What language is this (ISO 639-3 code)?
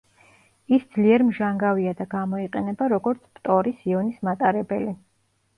kat